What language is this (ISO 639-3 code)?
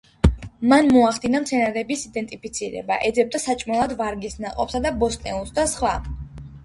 kat